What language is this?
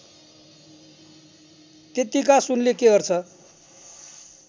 Nepali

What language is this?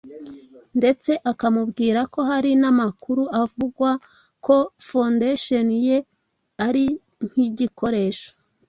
Kinyarwanda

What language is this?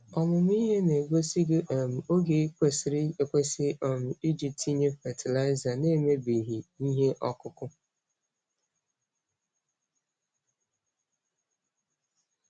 Igbo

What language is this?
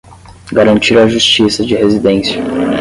Portuguese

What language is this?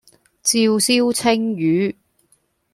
Cantonese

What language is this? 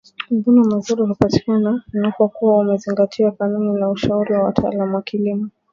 Swahili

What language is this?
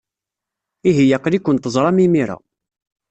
Kabyle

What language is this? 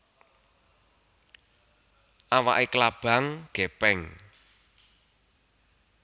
Javanese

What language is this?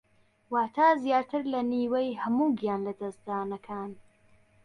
Central Kurdish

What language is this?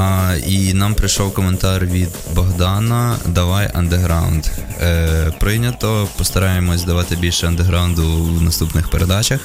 Ukrainian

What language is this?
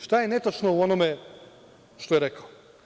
Serbian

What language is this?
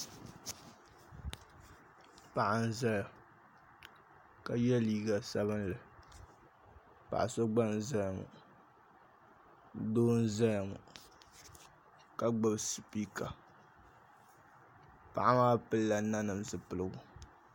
Dagbani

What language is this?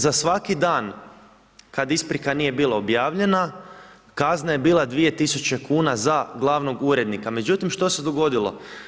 Croatian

